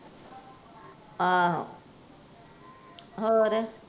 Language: Punjabi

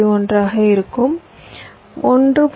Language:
Tamil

